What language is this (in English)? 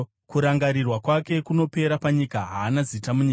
Shona